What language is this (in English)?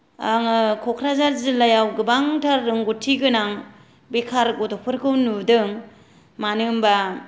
Bodo